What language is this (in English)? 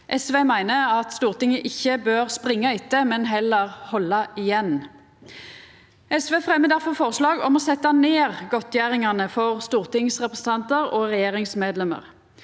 Norwegian